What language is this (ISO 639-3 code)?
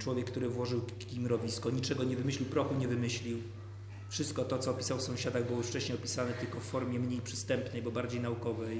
pol